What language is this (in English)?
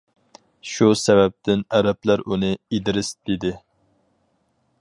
Uyghur